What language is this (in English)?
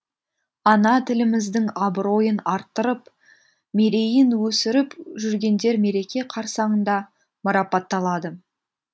Kazakh